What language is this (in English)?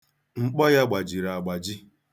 Igbo